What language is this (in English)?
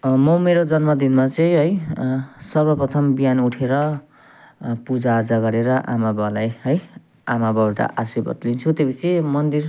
Nepali